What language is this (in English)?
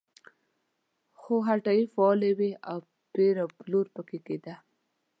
Pashto